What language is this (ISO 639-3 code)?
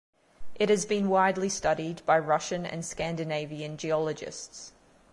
eng